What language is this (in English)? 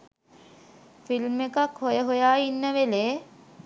Sinhala